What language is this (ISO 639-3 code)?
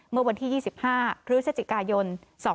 tha